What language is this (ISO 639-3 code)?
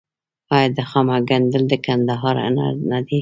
pus